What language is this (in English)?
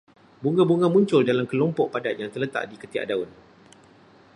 Malay